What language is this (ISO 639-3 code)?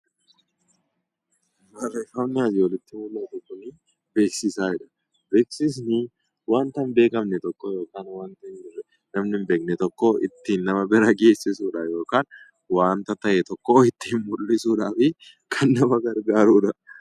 orm